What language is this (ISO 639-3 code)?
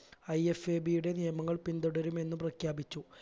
mal